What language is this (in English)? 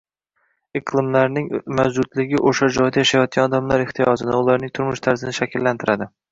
Uzbek